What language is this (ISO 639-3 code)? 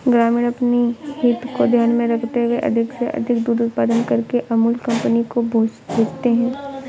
hin